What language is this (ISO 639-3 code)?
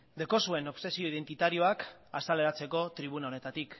eus